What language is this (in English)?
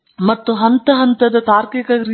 Kannada